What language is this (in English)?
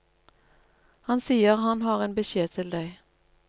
Norwegian